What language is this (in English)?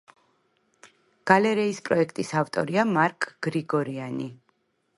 Georgian